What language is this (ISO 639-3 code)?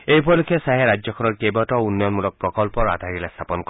asm